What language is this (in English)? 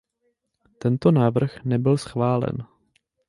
Czech